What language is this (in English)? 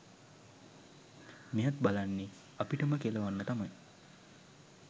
Sinhala